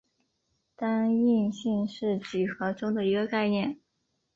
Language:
Chinese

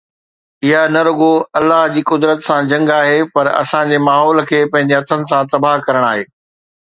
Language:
Sindhi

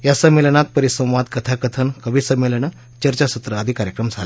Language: Marathi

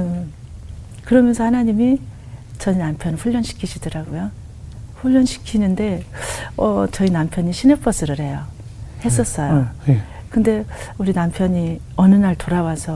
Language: Korean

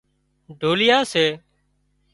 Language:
Wadiyara Koli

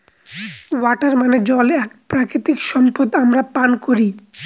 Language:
Bangla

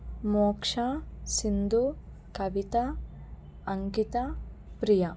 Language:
Telugu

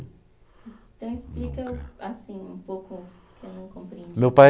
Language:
Portuguese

